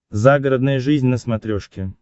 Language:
Russian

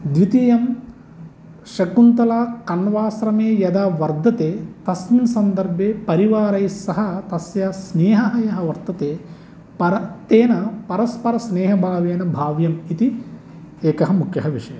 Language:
Sanskrit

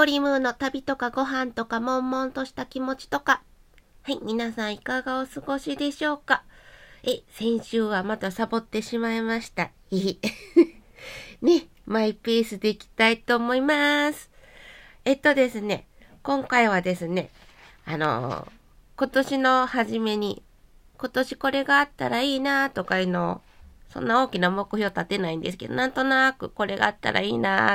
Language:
Japanese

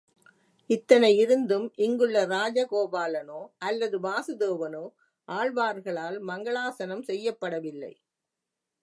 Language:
Tamil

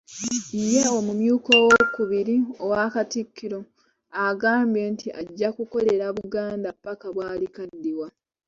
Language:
Ganda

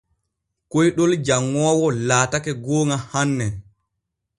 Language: Borgu Fulfulde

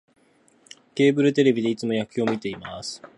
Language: Japanese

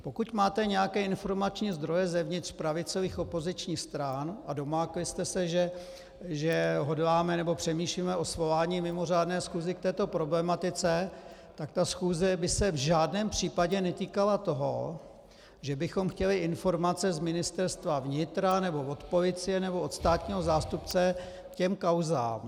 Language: Czech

